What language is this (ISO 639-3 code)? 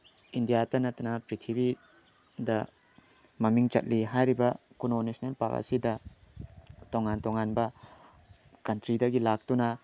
mni